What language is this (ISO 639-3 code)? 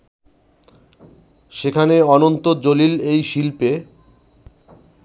ben